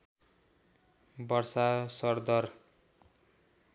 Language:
Nepali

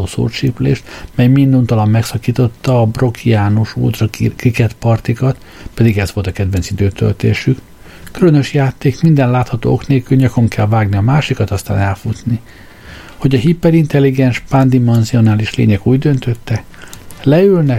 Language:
Hungarian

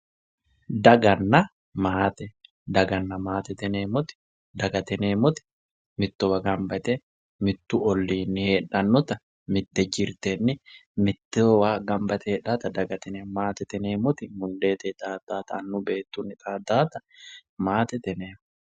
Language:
Sidamo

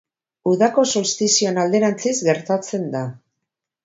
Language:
Basque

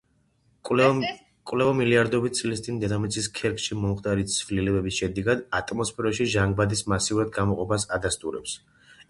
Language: Georgian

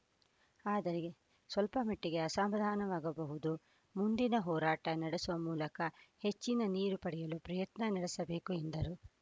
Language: Kannada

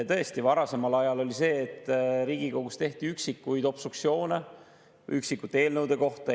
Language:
Estonian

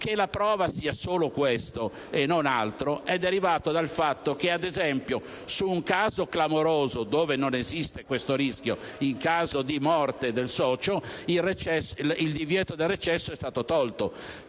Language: Italian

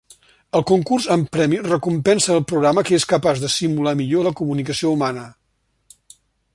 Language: Catalan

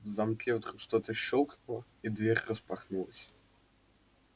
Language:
Russian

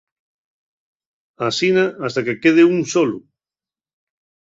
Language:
Asturian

